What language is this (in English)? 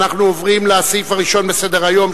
Hebrew